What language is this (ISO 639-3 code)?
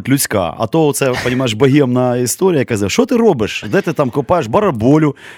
ukr